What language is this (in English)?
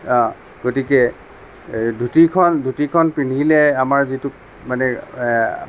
Assamese